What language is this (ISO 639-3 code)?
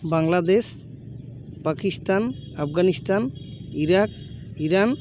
sat